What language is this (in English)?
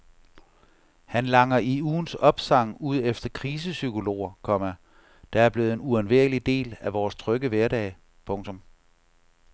Danish